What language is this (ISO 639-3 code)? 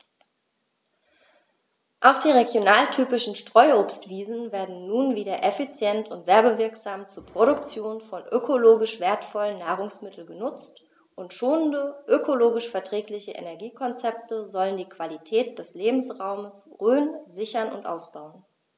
deu